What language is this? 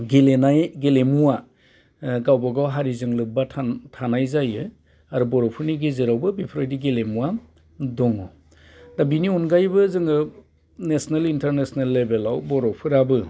Bodo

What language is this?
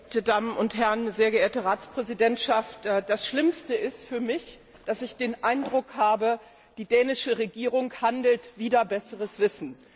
German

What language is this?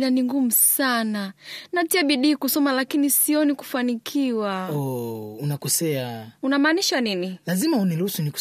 Swahili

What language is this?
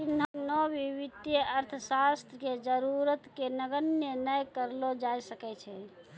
Maithili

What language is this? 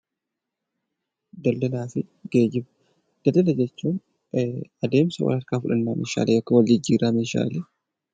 Oromo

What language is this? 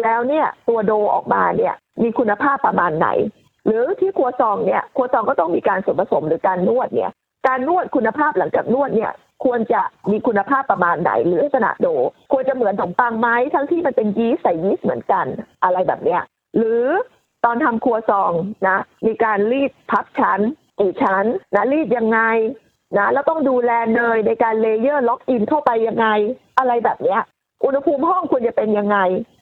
Thai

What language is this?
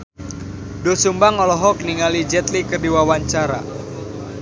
Sundanese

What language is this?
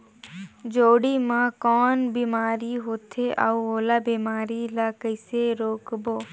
Chhattisgarhi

